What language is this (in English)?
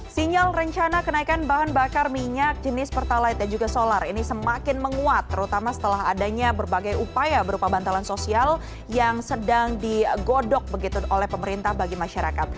Indonesian